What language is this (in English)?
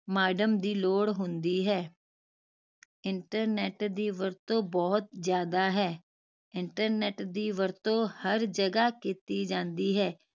Punjabi